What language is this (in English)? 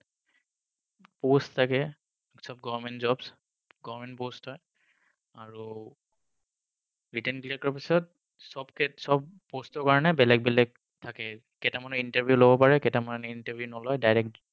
Assamese